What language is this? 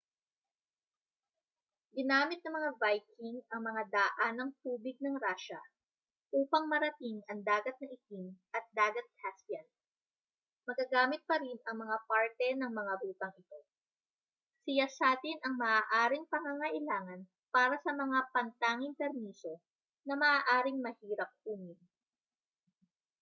Filipino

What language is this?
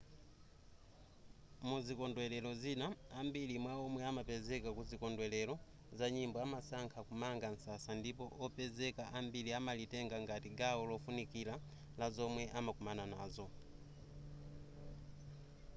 Nyanja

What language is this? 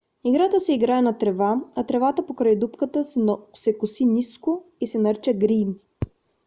Bulgarian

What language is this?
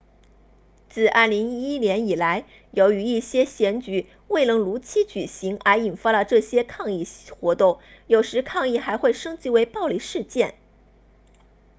Chinese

